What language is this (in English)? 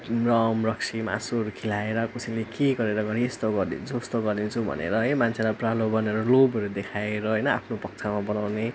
Nepali